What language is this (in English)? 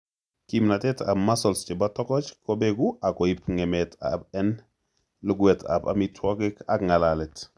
Kalenjin